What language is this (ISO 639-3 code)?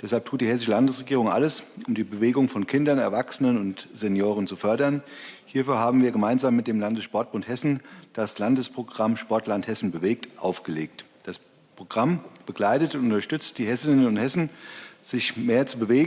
deu